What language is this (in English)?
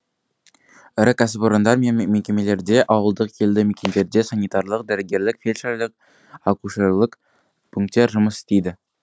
Kazakh